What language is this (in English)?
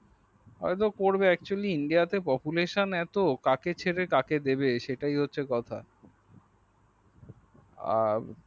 Bangla